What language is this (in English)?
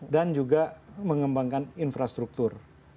Indonesian